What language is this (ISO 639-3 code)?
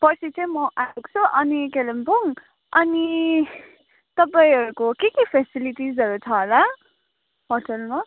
nep